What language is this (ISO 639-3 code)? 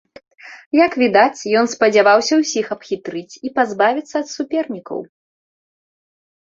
bel